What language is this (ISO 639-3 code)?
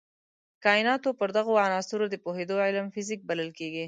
pus